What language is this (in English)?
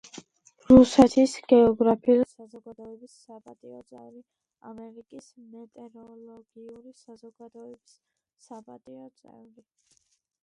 Georgian